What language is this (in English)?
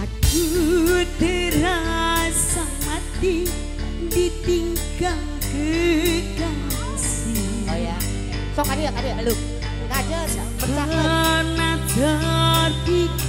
Indonesian